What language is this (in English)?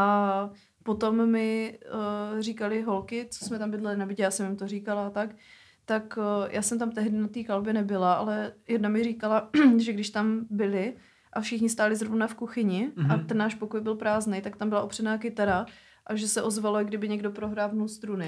Czech